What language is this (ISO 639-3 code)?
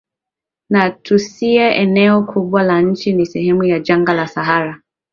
swa